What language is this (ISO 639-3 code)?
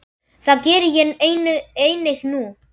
isl